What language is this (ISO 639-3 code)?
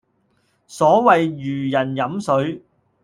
yue